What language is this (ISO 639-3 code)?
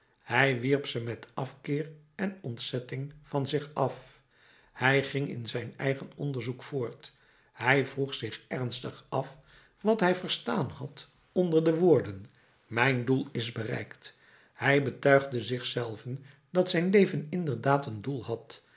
nld